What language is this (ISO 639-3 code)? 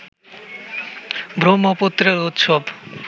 ben